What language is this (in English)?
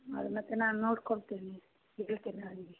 Kannada